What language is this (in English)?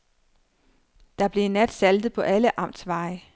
Danish